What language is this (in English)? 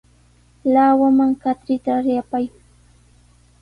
Sihuas Ancash Quechua